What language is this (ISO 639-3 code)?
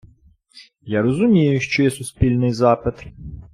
ukr